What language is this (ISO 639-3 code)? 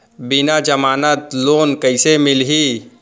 hne